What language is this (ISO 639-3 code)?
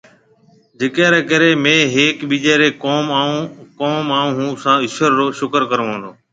mve